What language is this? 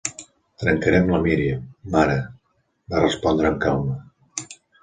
Catalan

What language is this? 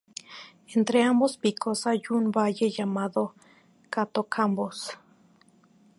Spanish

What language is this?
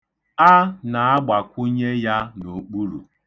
Igbo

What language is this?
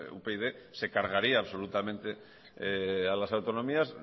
Spanish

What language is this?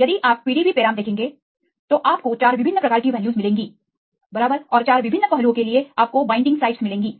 Hindi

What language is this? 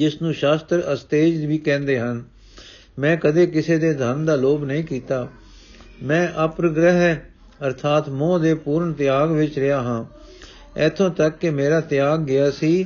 Punjabi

